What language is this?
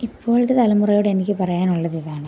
Malayalam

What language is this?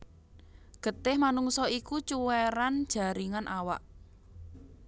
Javanese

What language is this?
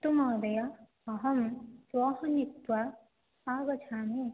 Sanskrit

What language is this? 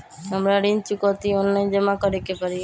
Magahi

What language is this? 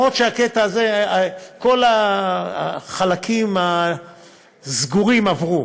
Hebrew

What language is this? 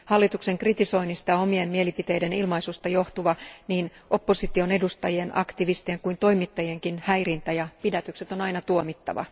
Finnish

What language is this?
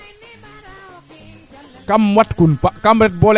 Serer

